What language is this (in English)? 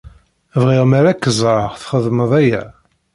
Kabyle